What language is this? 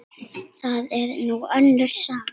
Icelandic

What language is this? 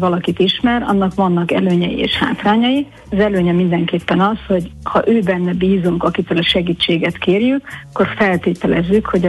Hungarian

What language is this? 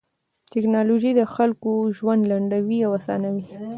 Pashto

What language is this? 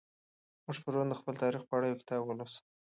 Pashto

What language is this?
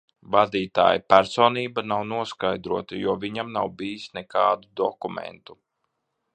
Latvian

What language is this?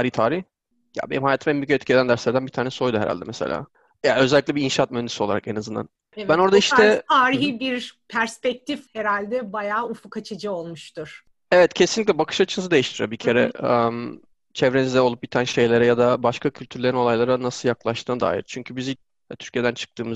Turkish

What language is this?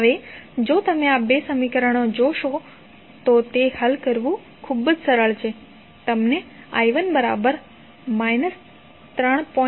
Gujarati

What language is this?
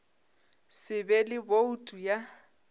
Northern Sotho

